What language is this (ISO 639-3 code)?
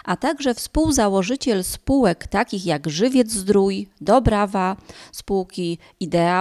pol